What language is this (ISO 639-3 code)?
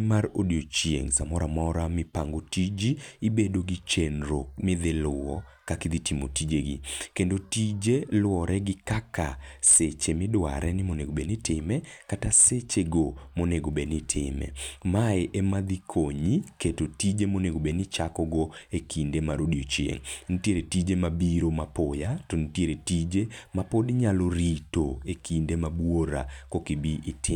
luo